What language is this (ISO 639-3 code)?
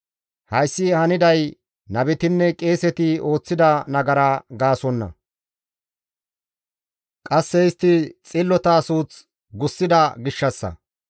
gmv